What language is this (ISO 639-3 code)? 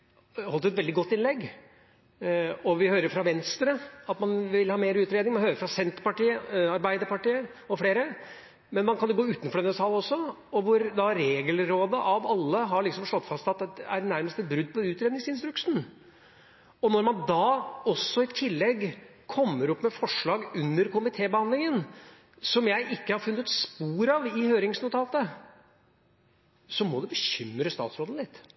nob